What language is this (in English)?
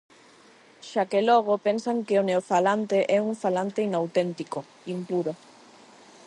Galician